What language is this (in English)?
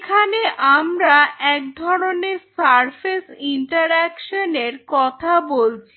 Bangla